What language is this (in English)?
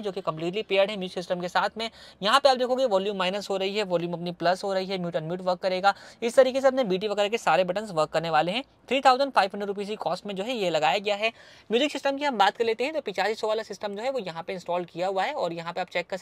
Hindi